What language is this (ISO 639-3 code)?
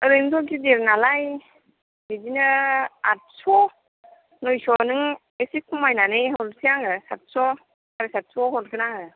brx